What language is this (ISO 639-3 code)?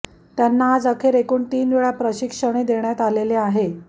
mar